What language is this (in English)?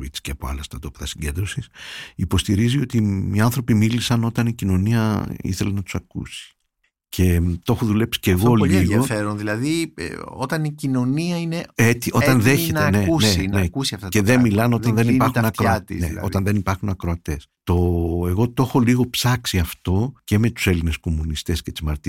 Greek